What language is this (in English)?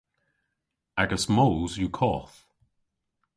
Cornish